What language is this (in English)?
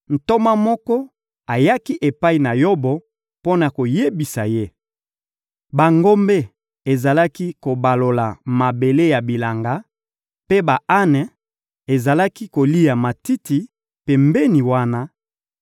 Lingala